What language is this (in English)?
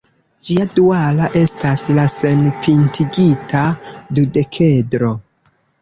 Esperanto